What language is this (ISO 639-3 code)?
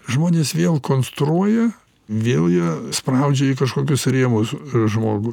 lit